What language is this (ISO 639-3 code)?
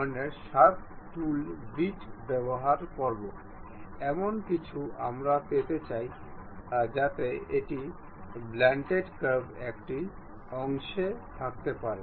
ben